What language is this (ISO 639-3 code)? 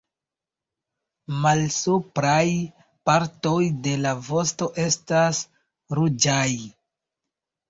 epo